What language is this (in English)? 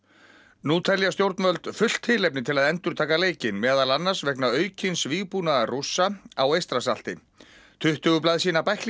Icelandic